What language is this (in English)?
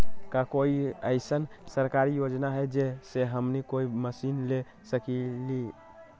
Magahi